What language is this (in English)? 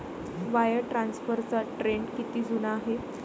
Marathi